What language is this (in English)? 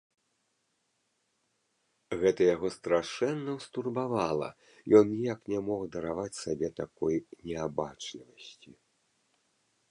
Belarusian